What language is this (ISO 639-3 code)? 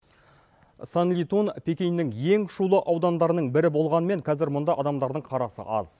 kaz